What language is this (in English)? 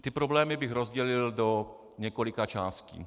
Czech